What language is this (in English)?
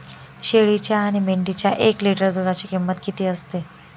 Marathi